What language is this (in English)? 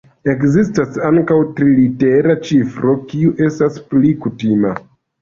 Esperanto